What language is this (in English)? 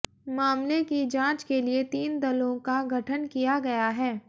Hindi